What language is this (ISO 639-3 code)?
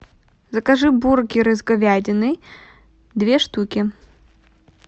rus